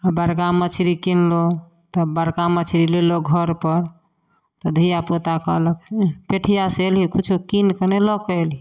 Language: Maithili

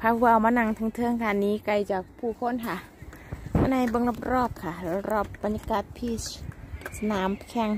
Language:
Thai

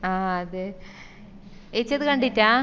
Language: Malayalam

